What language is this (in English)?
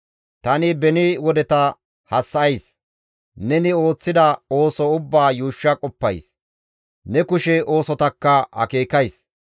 Gamo